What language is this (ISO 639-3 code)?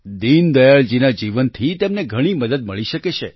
guj